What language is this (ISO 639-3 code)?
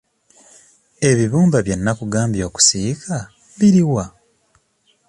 lug